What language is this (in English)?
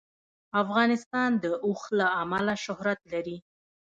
Pashto